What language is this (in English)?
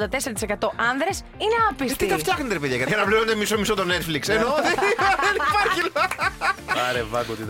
Greek